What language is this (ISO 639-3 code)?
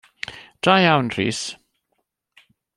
cym